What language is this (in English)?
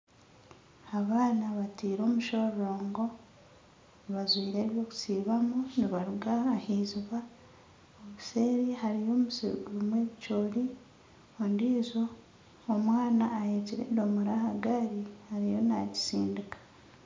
Nyankole